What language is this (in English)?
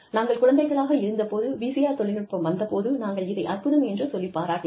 Tamil